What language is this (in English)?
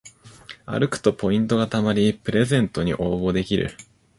Japanese